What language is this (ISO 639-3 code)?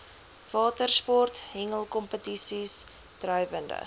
afr